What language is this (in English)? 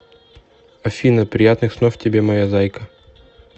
Russian